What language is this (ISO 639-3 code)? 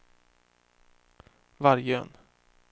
swe